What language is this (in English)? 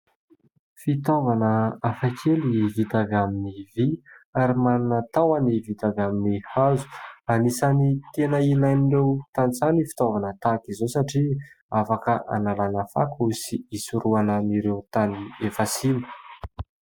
Malagasy